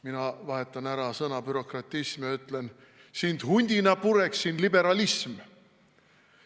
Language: Estonian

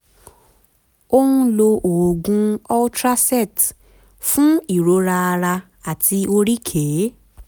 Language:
Yoruba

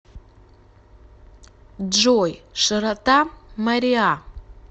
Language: Russian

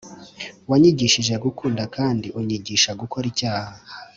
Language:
Kinyarwanda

